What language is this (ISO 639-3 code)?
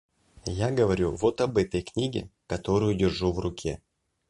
rus